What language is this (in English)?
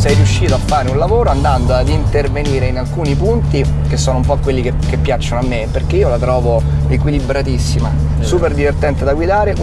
Italian